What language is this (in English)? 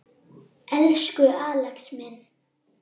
Icelandic